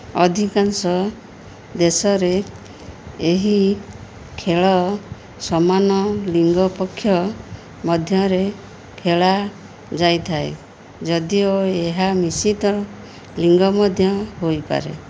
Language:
Odia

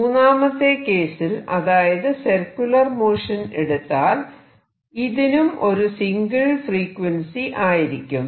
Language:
Malayalam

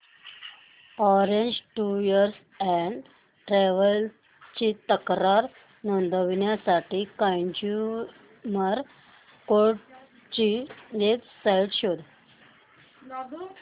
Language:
Marathi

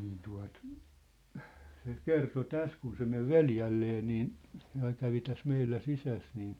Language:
Finnish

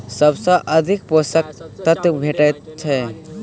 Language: Maithili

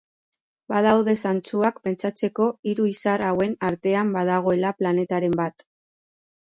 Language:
Basque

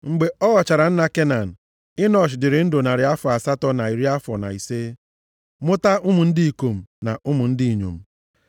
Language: Igbo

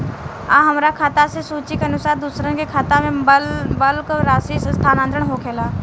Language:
Bhojpuri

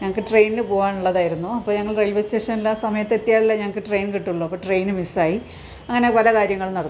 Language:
Malayalam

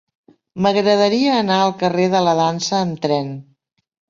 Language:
Catalan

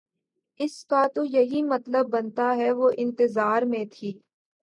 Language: Urdu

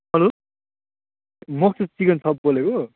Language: Nepali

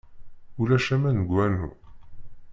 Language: Kabyle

